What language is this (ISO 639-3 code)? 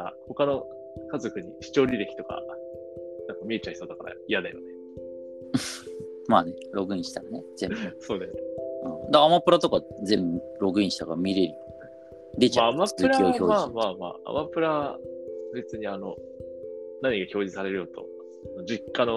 jpn